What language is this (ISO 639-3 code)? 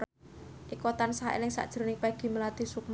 jav